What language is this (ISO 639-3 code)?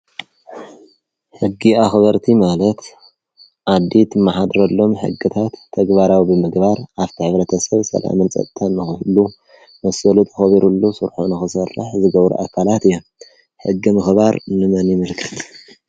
tir